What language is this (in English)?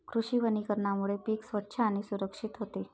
Marathi